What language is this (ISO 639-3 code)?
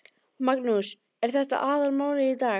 isl